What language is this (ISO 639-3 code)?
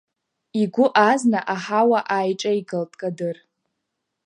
abk